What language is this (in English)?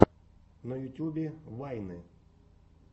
Russian